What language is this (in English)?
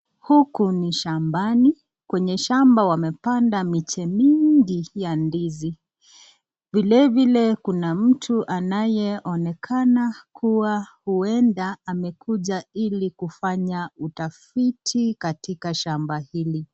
Swahili